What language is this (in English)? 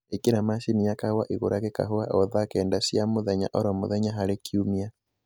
Kikuyu